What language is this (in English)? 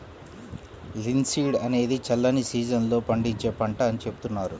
Telugu